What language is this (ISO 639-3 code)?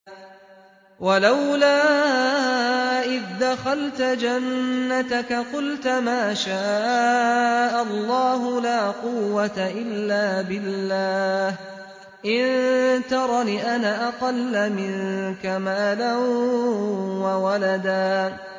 ara